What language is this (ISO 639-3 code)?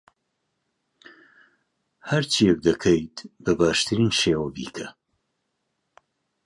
ckb